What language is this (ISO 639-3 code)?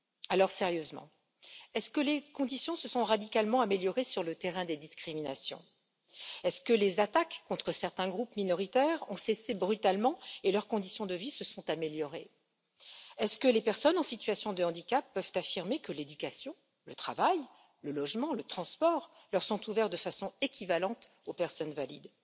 fra